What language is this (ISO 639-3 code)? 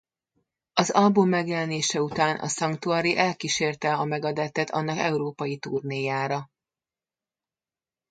hun